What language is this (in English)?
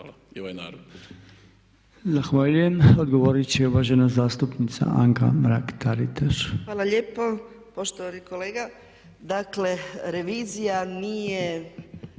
Croatian